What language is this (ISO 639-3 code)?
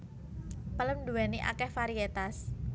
jav